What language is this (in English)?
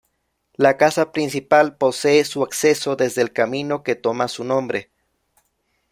Spanish